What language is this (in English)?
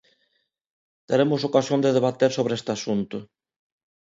Galician